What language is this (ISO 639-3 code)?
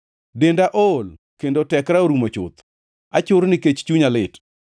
luo